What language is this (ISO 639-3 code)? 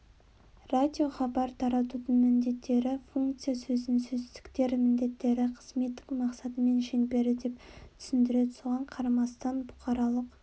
kaz